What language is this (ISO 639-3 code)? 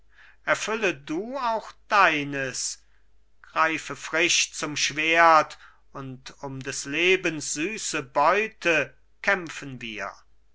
deu